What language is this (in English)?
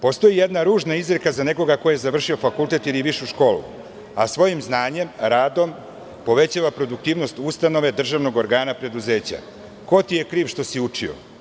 Serbian